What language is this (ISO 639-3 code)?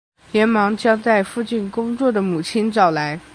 zho